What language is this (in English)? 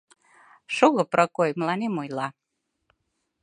Mari